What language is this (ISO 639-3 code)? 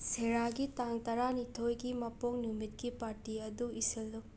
mni